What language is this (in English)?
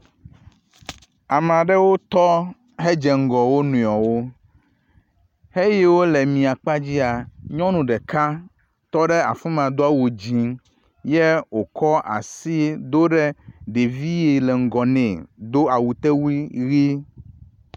Ewe